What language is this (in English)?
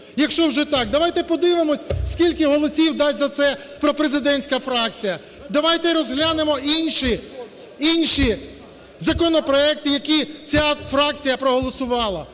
Ukrainian